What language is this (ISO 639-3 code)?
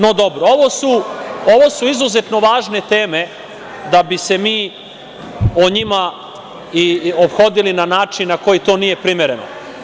srp